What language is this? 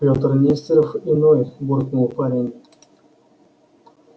Russian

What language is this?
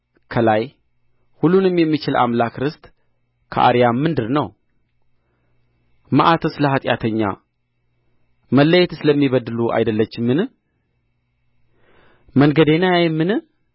Amharic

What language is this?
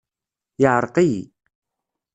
Kabyle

